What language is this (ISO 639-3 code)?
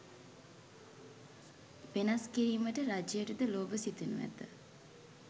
sin